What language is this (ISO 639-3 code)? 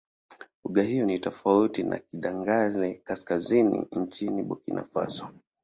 swa